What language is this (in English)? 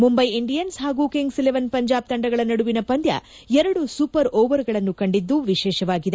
Kannada